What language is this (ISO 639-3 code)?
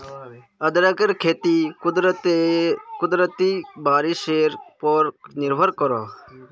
mag